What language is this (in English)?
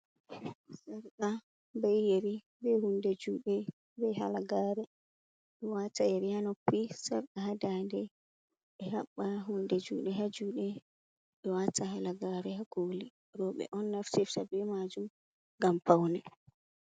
Fula